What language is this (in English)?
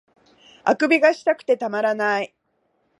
Japanese